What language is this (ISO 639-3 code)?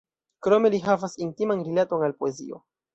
epo